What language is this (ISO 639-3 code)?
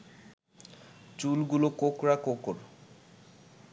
ben